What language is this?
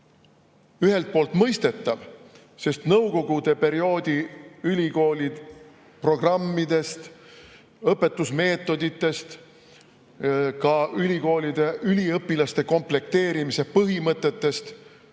Estonian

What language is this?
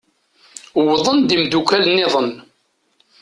Kabyle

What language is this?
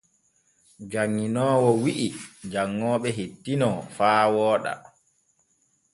Borgu Fulfulde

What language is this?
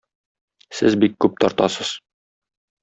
Tatar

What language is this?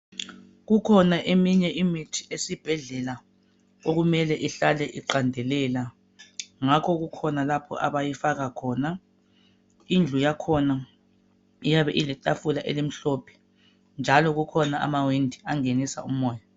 North Ndebele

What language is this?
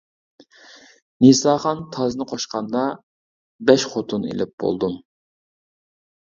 Uyghur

